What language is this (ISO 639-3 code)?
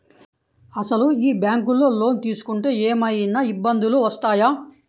tel